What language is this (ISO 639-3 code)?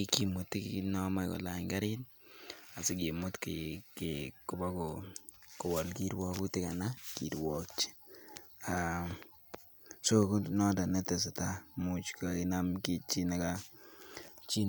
kln